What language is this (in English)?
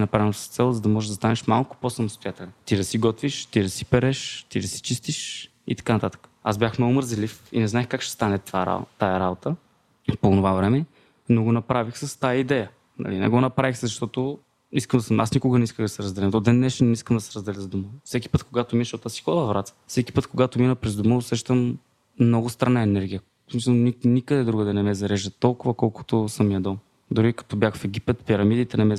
Bulgarian